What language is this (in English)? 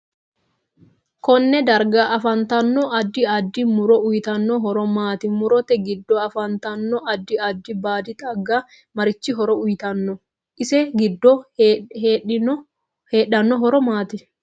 Sidamo